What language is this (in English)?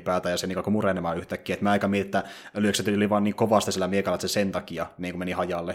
Finnish